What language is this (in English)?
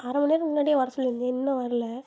Tamil